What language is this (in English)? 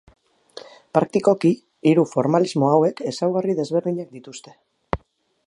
Basque